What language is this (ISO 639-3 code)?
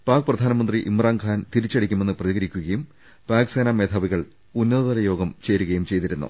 mal